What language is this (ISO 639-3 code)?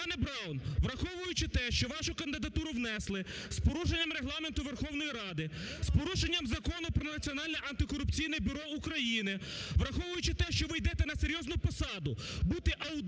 ukr